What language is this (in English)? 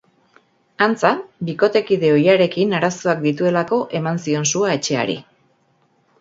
Basque